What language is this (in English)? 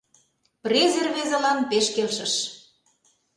Mari